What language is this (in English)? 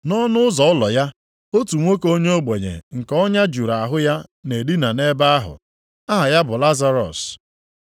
Igbo